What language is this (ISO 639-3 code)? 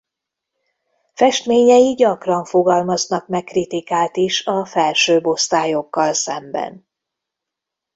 hun